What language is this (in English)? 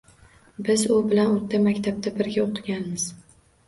Uzbek